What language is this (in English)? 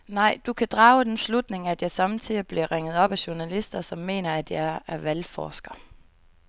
Danish